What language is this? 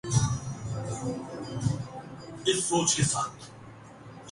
Urdu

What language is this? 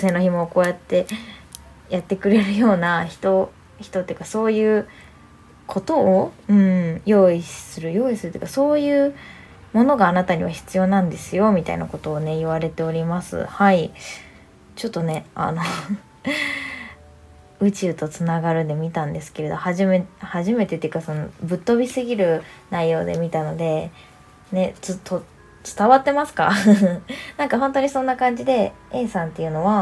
Japanese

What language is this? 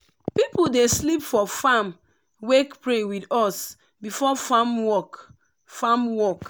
Nigerian Pidgin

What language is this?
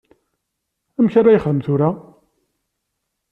Kabyle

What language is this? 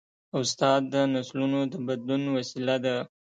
Pashto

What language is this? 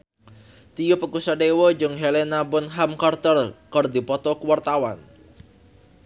Sundanese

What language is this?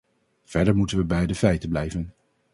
Dutch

